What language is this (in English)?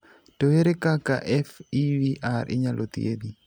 Luo (Kenya and Tanzania)